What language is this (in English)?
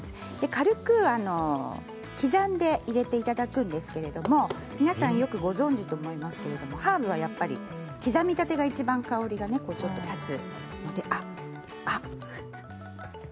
Japanese